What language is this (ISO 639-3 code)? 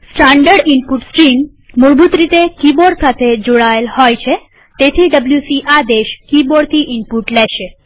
guj